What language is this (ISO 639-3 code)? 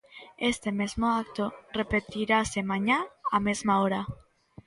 glg